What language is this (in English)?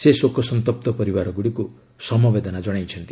Odia